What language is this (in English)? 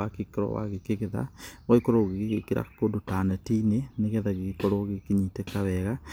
Kikuyu